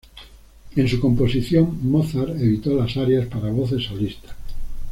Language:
Spanish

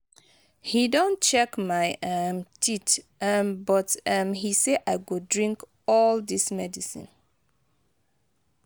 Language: Nigerian Pidgin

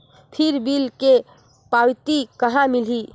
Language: Chhattisgarhi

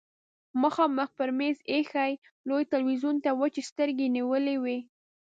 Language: Pashto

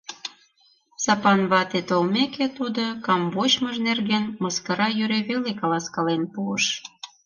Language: Mari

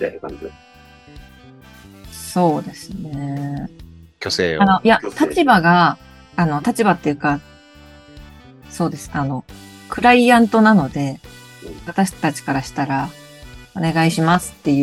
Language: Japanese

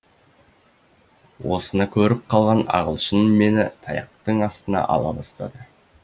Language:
Kazakh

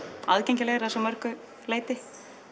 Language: Icelandic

